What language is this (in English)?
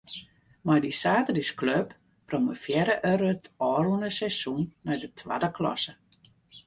Western Frisian